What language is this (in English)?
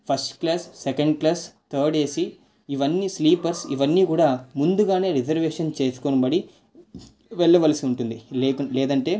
Telugu